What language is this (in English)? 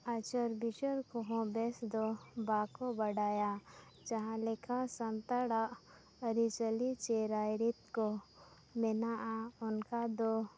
Santali